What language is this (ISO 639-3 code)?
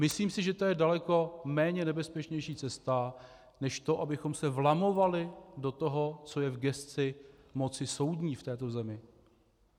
ces